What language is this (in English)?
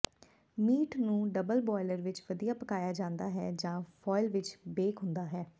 Punjabi